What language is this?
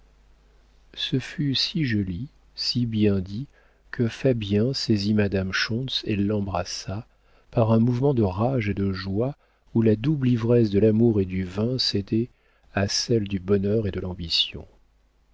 French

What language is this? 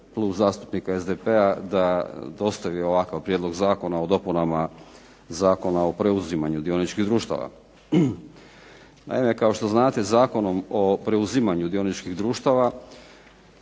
Croatian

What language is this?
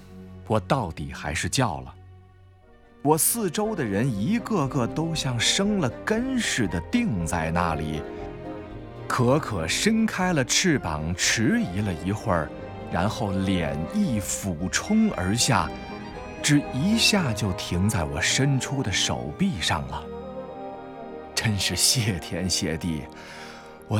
Chinese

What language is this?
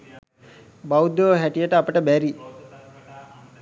Sinhala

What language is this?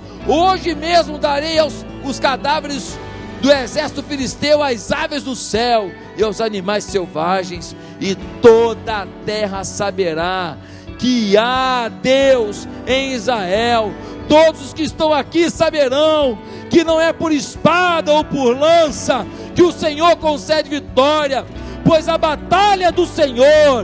Portuguese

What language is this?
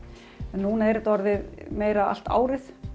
Icelandic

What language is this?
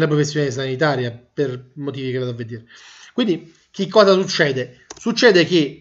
Italian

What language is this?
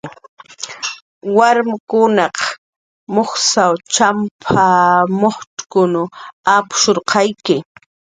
Jaqaru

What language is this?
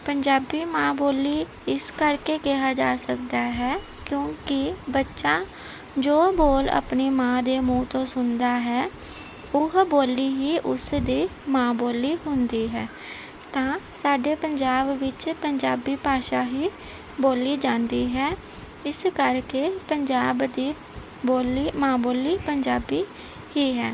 Punjabi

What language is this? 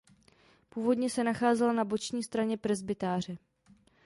Czech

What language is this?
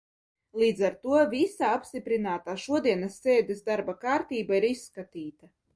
Latvian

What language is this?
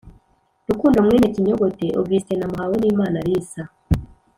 Kinyarwanda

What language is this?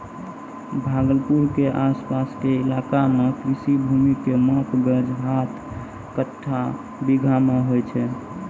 Maithili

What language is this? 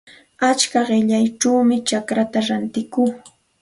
Santa Ana de Tusi Pasco Quechua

